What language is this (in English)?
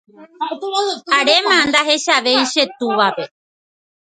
Guarani